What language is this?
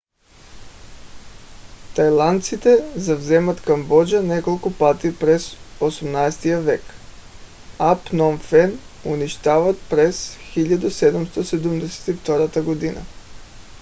Bulgarian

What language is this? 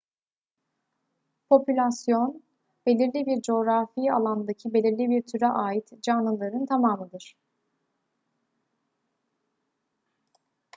Turkish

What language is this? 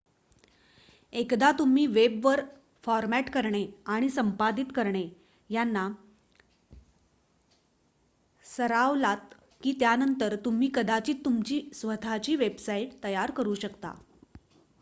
Marathi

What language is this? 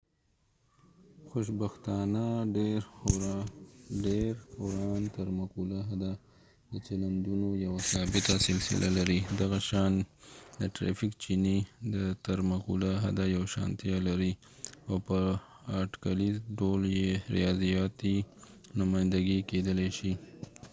Pashto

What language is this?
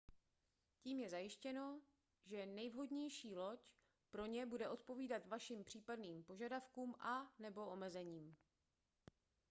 Czech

